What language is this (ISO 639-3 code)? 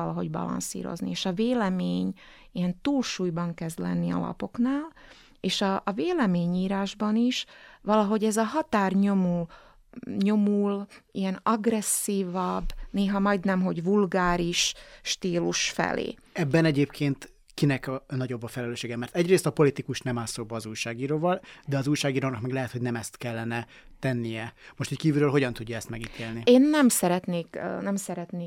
hun